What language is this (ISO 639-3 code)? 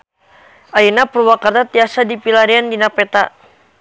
sun